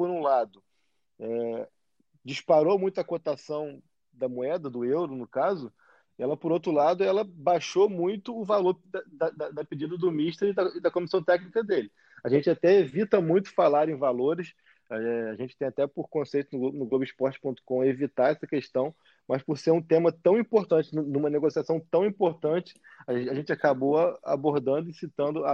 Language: Portuguese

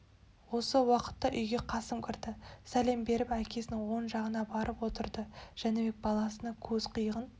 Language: Kazakh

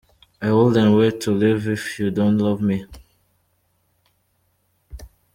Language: Kinyarwanda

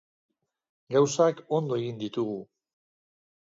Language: Basque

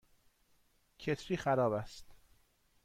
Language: Persian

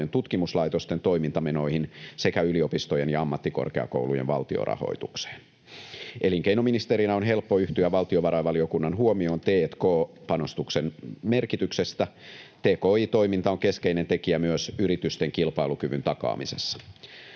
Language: Finnish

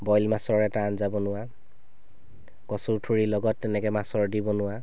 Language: Assamese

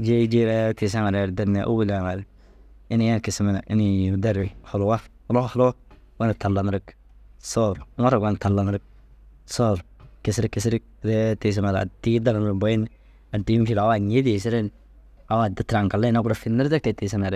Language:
Dazaga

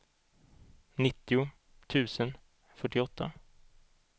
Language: Swedish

